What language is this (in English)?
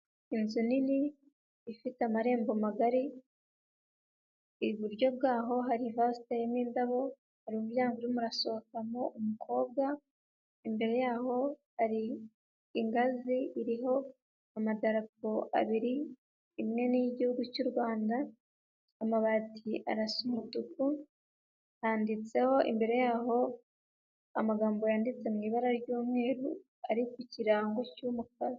Kinyarwanda